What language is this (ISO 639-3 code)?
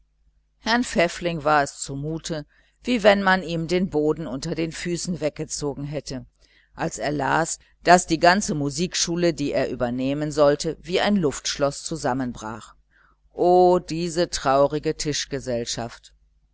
deu